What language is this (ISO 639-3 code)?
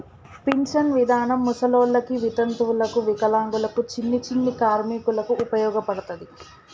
tel